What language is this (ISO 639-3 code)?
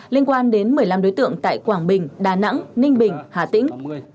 vie